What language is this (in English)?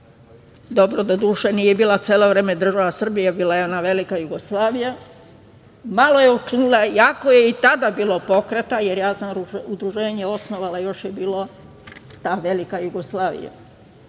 Serbian